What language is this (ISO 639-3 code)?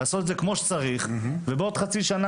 heb